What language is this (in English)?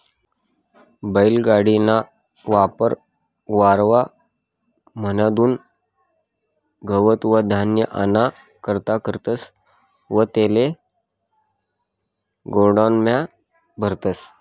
Marathi